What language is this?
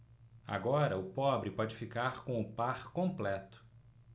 Portuguese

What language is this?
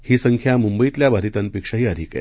Marathi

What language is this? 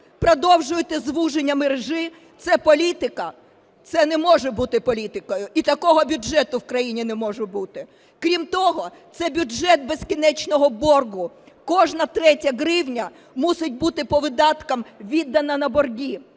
Ukrainian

